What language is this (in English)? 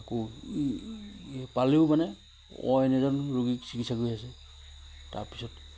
Assamese